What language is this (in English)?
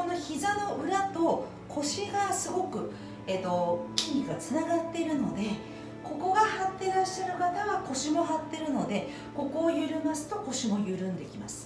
Japanese